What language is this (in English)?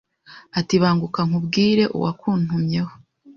Kinyarwanda